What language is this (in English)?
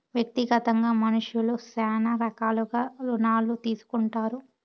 Telugu